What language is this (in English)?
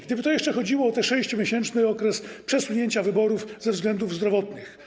Polish